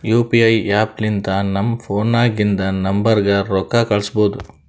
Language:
Kannada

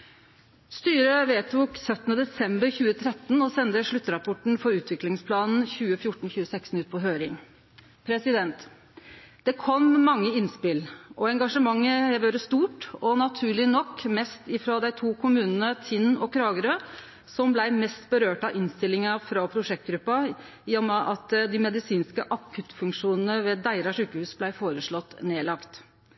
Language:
Norwegian Nynorsk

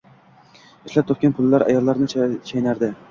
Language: Uzbek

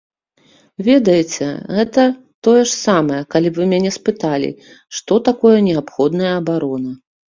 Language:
Belarusian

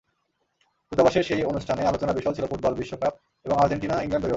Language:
Bangla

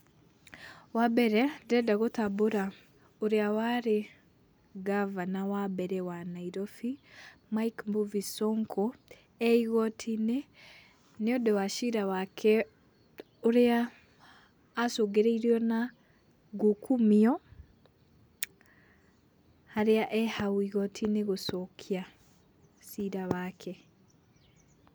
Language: Kikuyu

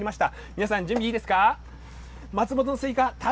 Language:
Japanese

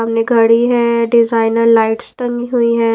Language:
Hindi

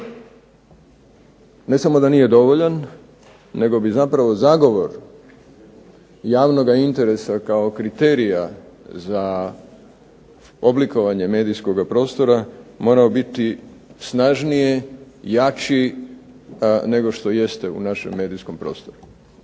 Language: Croatian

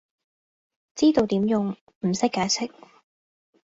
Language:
Cantonese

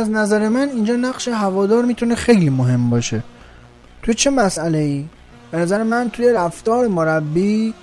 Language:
Persian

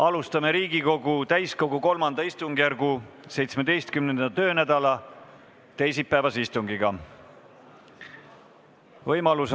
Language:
Estonian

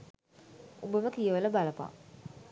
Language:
Sinhala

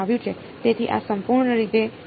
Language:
Gujarati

